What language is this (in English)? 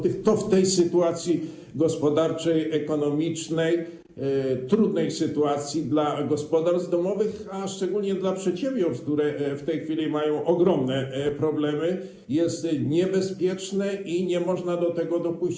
Polish